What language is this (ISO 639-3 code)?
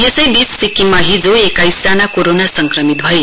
nep